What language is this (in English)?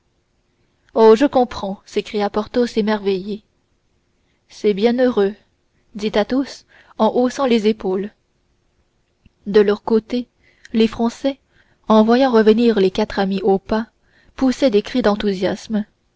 French